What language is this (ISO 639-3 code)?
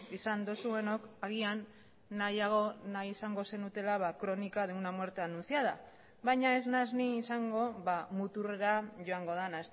eus